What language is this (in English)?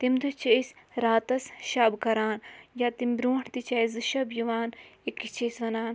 Kashmiri